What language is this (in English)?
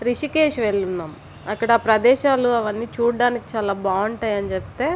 Telugu